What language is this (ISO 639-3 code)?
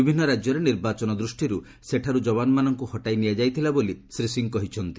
ori